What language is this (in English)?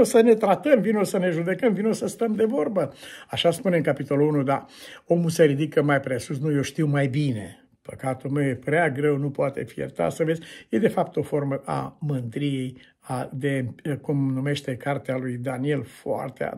Romanian